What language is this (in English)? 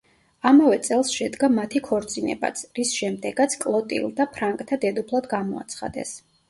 Georgian